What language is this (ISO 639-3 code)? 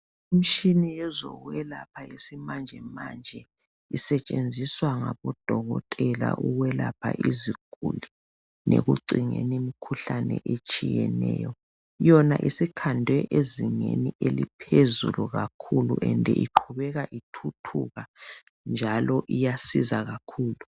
nde